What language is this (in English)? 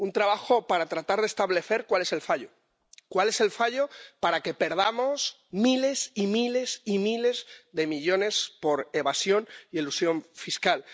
Spanish